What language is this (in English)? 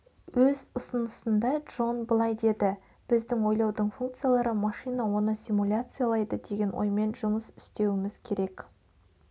Kazakh